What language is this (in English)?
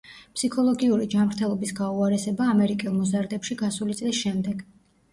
Georgian